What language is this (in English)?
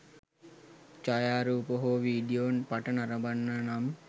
Sinhala